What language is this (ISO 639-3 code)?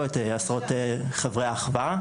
heb